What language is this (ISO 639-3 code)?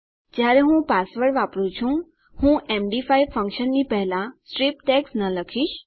guj